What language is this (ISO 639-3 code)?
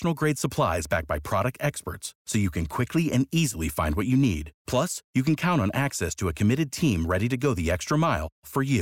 ron